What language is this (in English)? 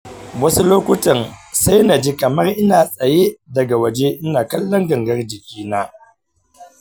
Hausa